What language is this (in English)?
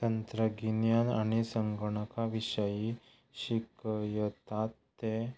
Konkani